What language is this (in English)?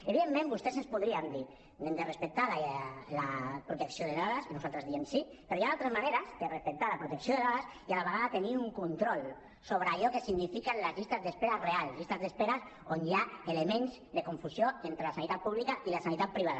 Catalan